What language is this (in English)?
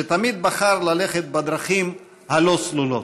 Hebrew